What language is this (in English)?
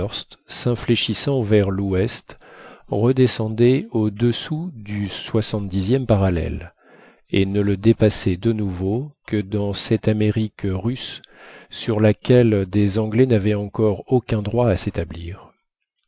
French